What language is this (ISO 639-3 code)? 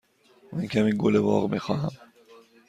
fas